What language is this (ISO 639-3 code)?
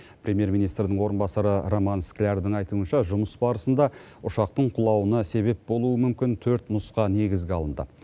kaz